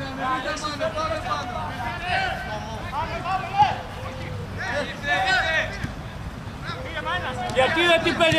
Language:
Greek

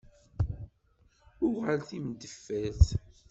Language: Kabyle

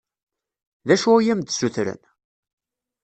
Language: Kabyle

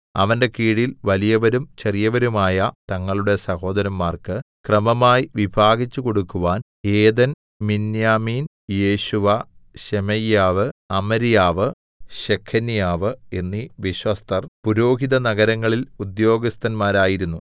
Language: Malayalam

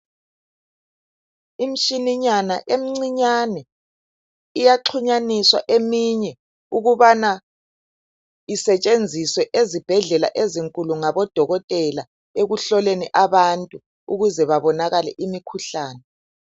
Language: North Ndebele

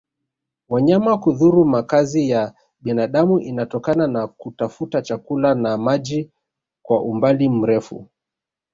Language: Swahili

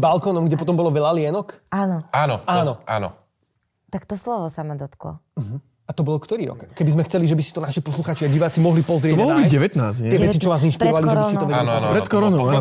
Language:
Slovak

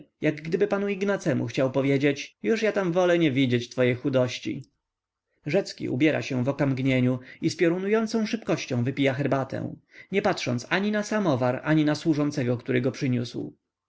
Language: Polish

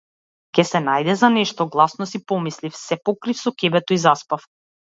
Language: Macedonian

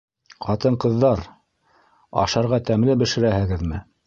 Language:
Bashkir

